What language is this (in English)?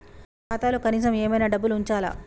Telugu